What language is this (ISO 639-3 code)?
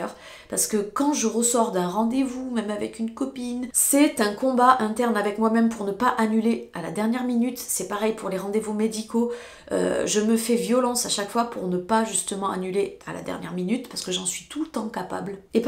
fra